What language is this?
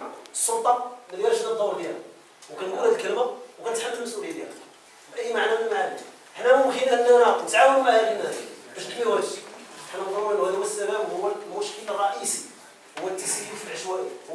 Arabic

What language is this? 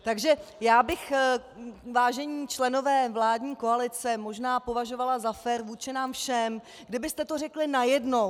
Czech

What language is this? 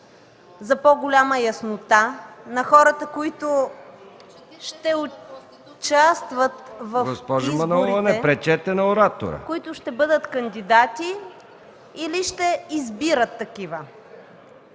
Bulgarian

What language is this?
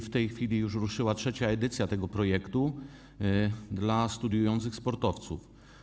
Polish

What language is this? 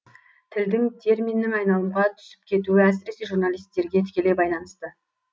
Kazakh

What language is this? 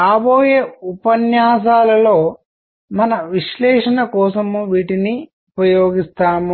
Telugu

